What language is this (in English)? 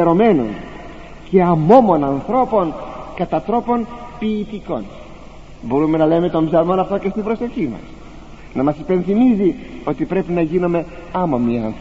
Greek